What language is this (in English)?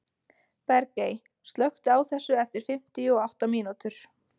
Icelandic